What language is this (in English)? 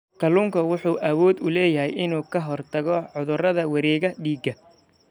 Somali